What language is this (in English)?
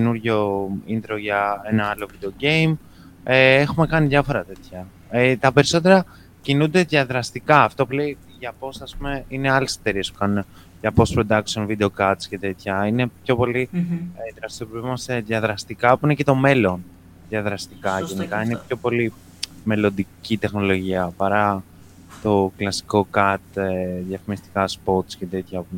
Greek